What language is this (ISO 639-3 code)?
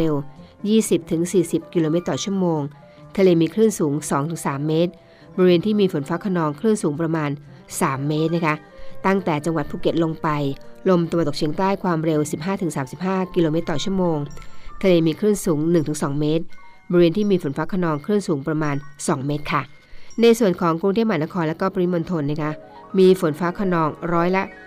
tha